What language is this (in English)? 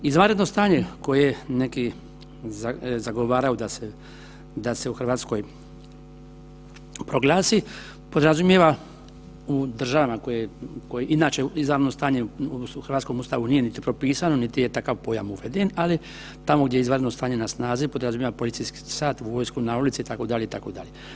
Croatian